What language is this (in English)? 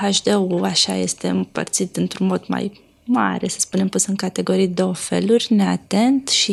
Romanian